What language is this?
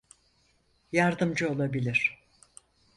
Turkish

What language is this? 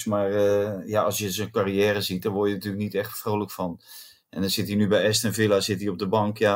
Dutch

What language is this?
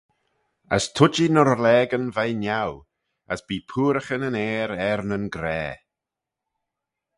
Manx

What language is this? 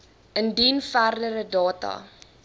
Afrikaans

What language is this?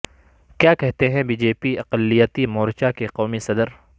Urdu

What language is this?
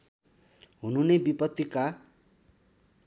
Nepali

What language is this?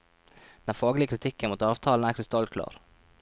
Norwegian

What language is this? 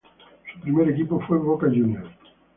Spanish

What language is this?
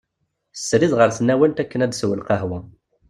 Kabyle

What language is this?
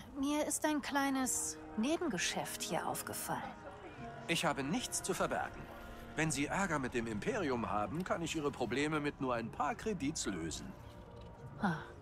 German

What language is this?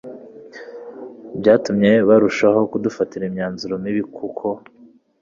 Kinyarwanda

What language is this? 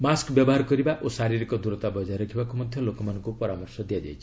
Odia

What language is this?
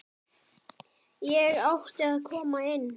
Icelandic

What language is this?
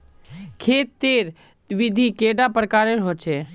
Magahi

